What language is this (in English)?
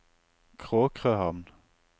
Norwegian